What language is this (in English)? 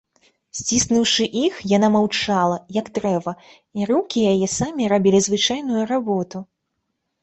Belarusian